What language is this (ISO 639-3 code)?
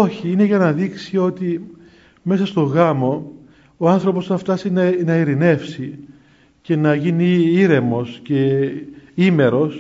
ell